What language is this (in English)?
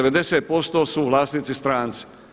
Croatian